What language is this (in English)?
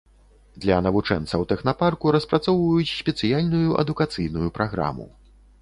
Belarusian